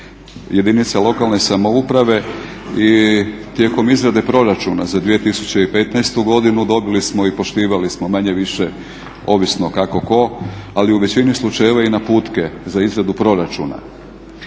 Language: Croatian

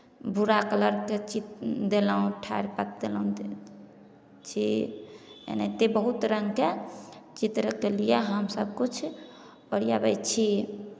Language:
Maithili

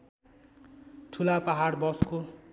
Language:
Nepali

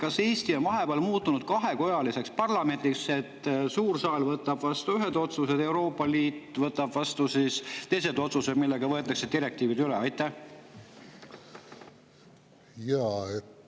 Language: Estonian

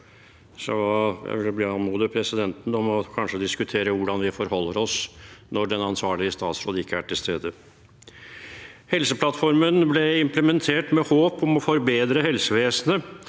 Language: Norwegian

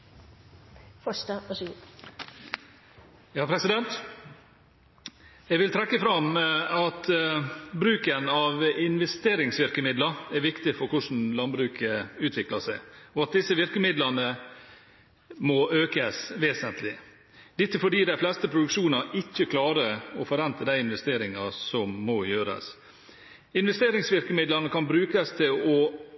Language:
Norwegian Bokmål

